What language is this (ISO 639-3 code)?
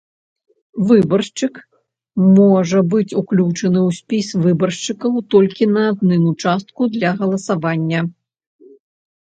bel